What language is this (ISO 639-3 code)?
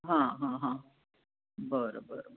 mar